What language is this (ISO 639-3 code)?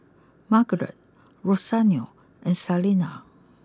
eng